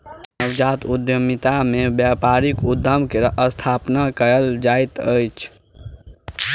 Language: Maithili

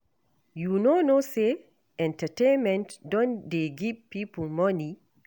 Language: Nigerian Pidgin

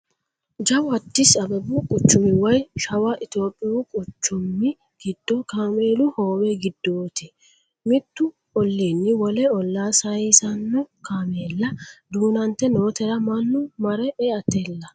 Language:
Sidamo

